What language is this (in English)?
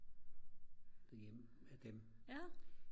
Danish